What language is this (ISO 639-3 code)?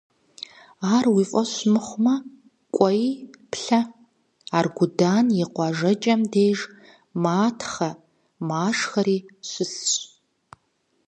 kbd